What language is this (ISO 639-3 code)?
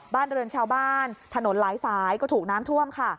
tha